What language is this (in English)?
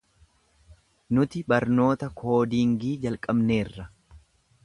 Oromo